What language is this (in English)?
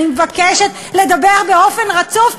Hebrew